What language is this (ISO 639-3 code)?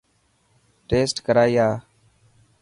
mki